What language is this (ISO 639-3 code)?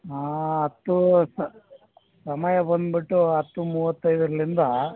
kan